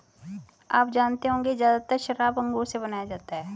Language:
Hindi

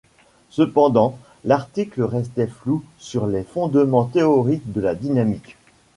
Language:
French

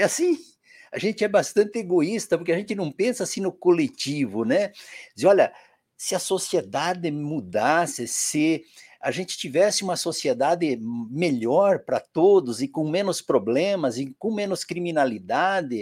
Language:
Portuguese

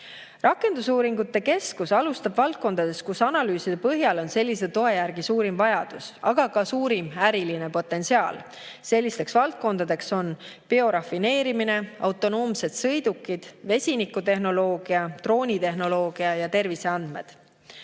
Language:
Estonian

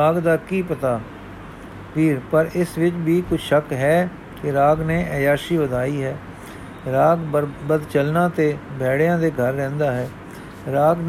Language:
Punjabi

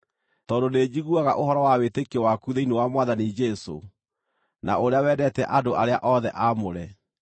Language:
Kikuyu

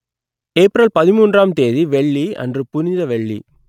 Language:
Tamil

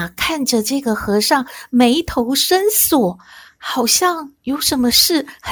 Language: Chinese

